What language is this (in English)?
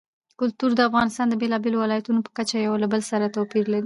Pashto